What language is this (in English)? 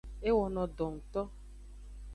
Aja (Benin)